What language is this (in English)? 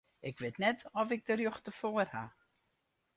Western Frisian